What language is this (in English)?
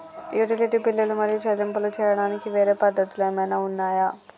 Telugu